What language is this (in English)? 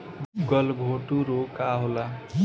Bhojpuri